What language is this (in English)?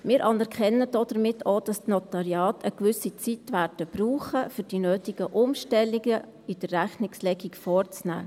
Swiss German